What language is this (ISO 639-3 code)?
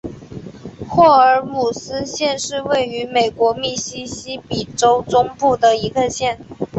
zho